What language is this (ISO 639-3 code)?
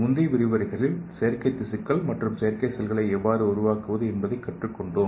tam